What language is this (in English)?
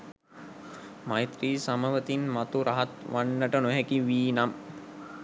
Sinhala